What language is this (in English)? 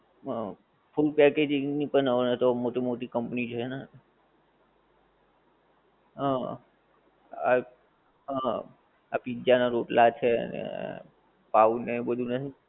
Gujarati